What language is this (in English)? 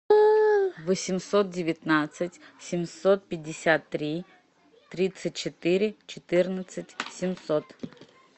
Russian